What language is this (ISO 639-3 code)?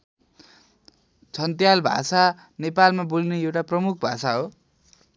nep